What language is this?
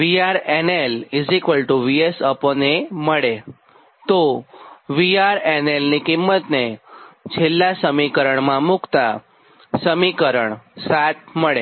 Gujarati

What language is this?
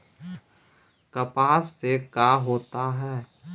Magahi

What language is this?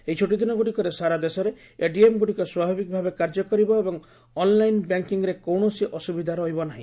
Odia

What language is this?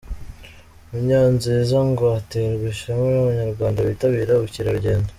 Kinyarwanda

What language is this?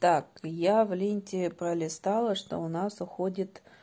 Russian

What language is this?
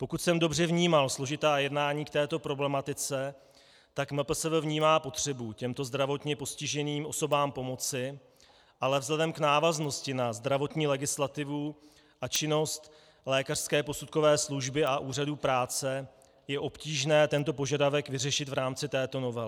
Czech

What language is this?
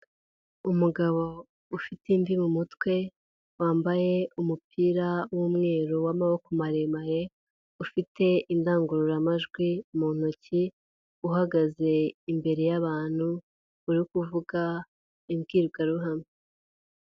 Kinyarwanda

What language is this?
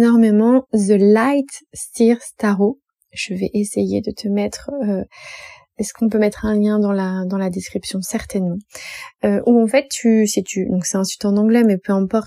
French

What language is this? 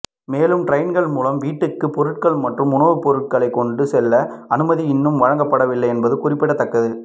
Tamil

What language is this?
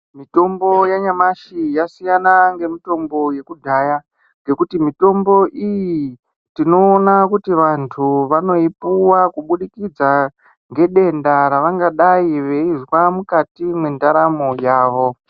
Ndau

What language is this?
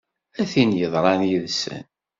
Kabyle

